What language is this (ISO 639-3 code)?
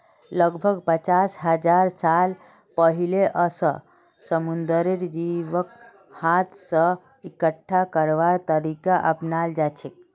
mag